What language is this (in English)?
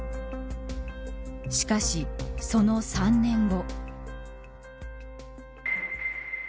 Japanese